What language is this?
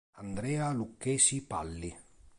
Italian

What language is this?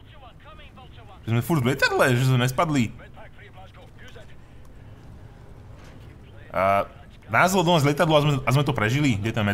Czech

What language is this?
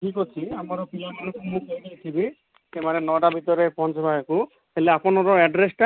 Odia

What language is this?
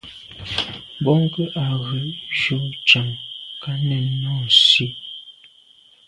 Medumba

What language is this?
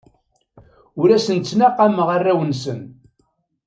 Kabyle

